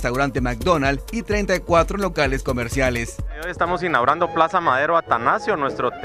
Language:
Spanish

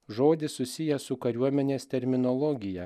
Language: Lithuanian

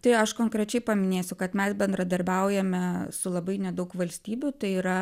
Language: Lithuanian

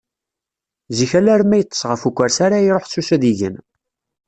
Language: Kabyle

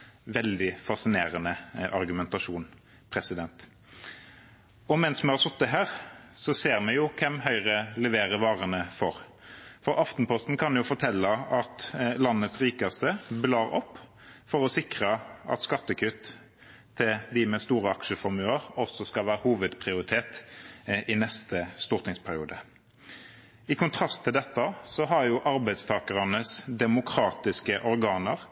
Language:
Norwegian Bokmål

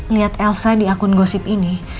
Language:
Indonesian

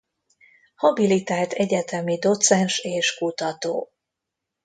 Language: Hungarian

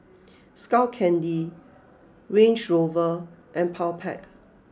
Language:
English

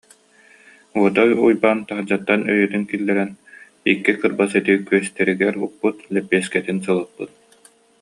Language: Yakut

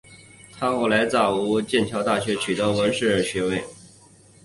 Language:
Chinese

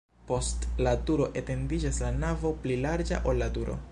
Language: Esperanto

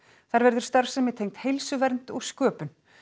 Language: Icelandic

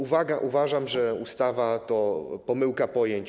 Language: Polish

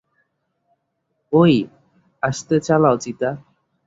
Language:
Bangla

